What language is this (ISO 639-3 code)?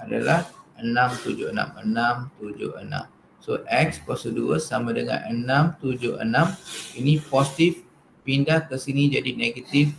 msa